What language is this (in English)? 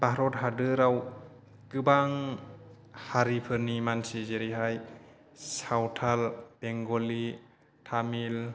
Bodo